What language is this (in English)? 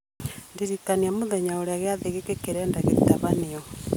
Kikuyu